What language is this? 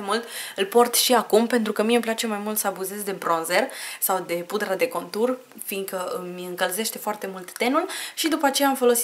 Romanian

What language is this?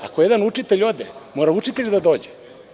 Serbian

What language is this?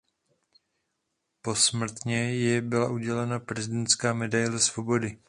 Czech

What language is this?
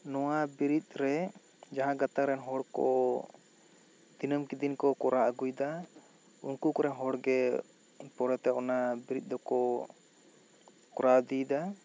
Santali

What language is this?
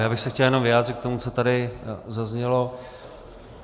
Czech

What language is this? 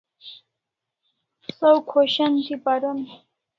Kalasha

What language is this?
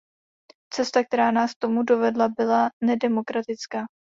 Czech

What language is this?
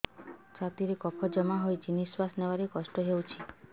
Odia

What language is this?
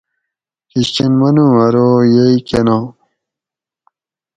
Gawri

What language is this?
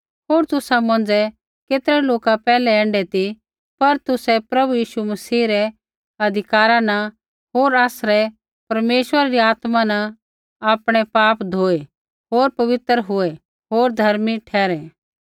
Kullu Pahari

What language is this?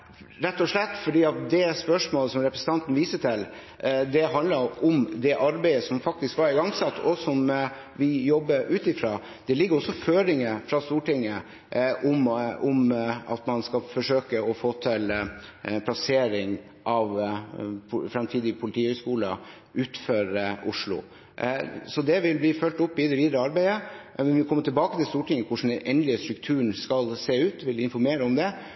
Norwegian Bokmål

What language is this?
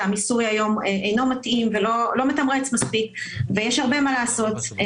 Hebrew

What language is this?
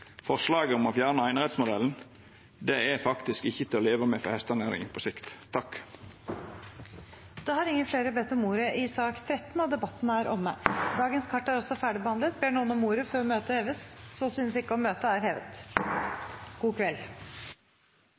Norwegian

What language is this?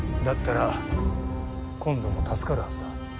Japanese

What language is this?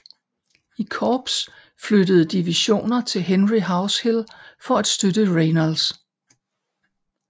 Danish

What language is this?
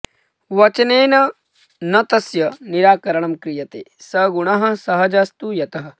Sanskrit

